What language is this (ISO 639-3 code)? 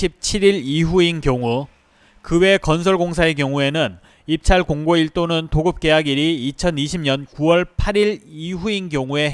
kor